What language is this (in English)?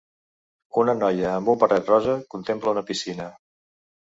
Catalan